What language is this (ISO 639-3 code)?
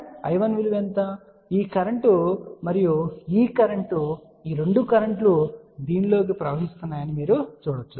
tel